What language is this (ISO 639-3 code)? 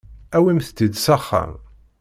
kab